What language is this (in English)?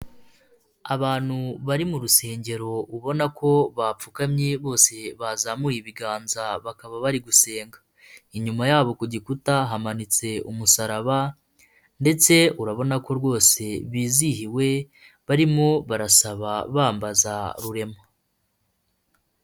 Kinyarwanda